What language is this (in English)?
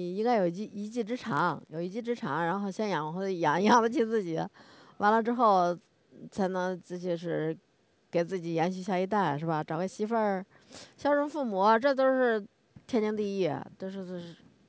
Chinese